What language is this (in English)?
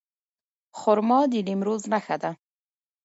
Pashto